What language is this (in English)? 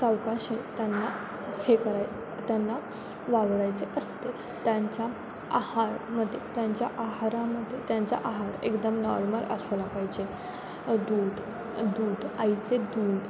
Marathi